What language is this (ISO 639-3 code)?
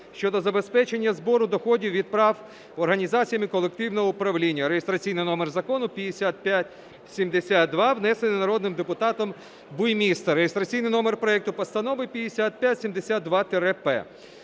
ukr